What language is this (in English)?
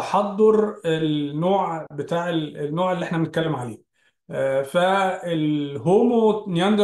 Arabic